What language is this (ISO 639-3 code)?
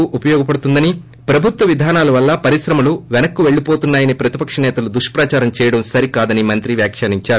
tel